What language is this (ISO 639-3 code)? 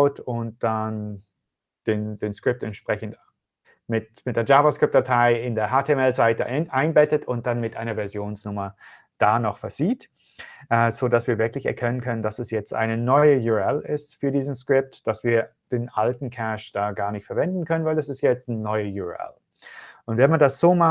deu